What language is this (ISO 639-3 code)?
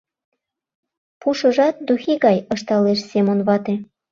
chm